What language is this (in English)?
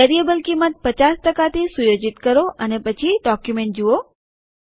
Gujarati